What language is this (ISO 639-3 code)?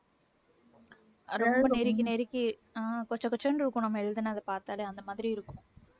tam